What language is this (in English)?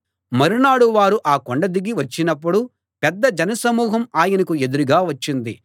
Telugu